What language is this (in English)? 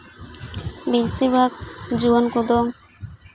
Santali